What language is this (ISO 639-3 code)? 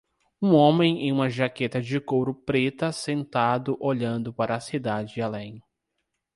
por